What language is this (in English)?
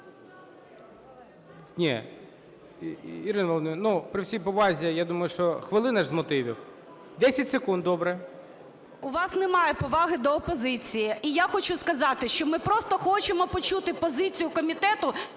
Ukrainian